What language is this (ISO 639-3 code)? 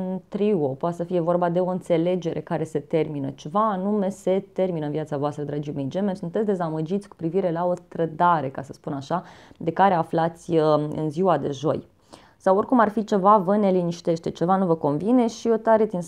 ron